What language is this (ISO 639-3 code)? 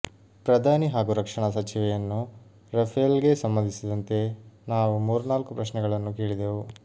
kan